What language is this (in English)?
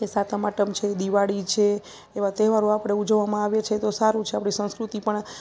Gujarati